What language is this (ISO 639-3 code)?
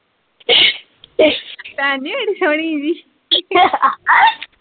pan